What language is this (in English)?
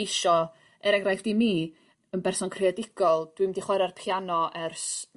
Welsh